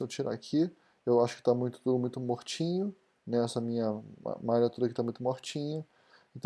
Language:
Portuguese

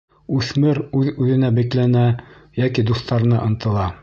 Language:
Bashkir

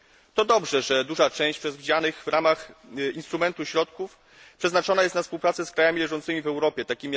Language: Polish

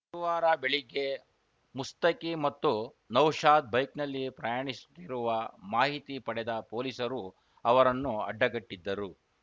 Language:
Kannada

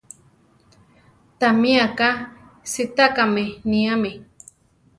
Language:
Central Tarahumara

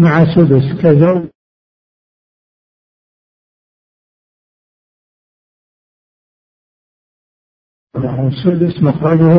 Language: Arabic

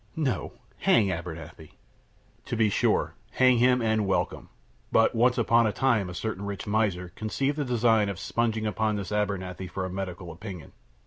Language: English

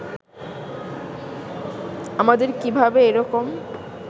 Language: Bangla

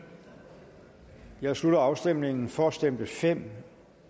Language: Danish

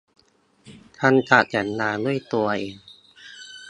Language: Thai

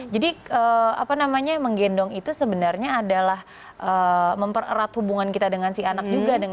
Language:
Indonesian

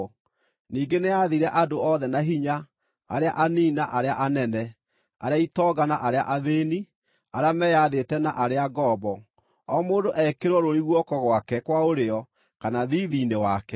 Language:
Kikuyu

